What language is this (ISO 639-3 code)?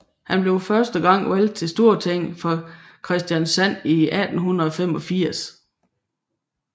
dan